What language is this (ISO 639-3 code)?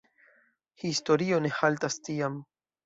epo